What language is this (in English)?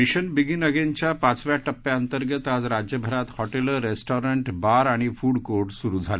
Marathi